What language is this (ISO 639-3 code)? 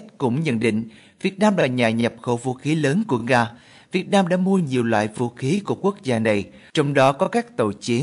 vie